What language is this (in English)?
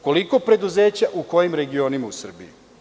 Serbian